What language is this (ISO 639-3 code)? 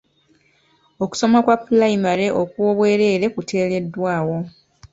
lug